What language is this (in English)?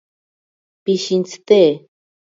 Ashéninka Perené